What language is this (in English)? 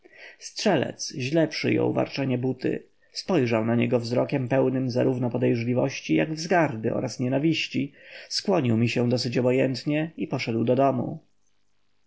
Polish